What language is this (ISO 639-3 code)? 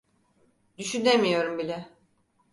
tur